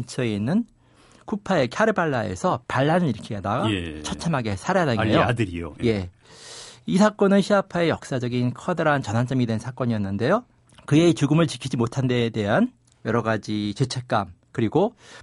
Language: Korean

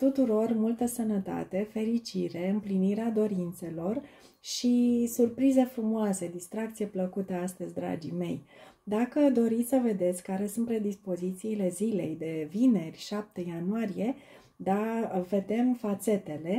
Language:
Romanian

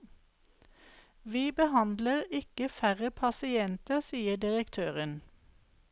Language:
Norwegian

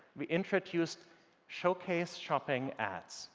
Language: English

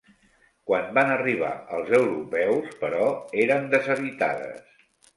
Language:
Catalan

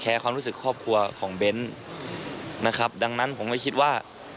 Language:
Thai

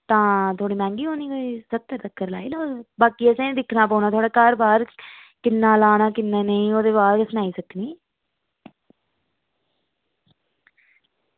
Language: Dogri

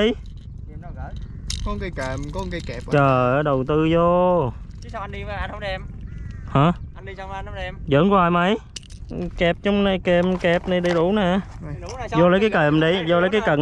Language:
Vietnamese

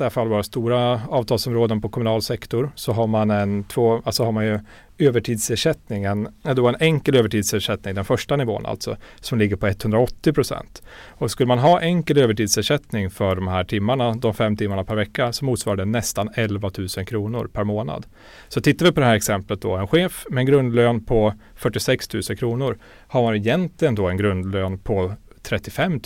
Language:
Swedish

